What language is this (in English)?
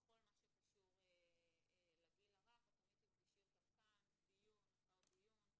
Hebrew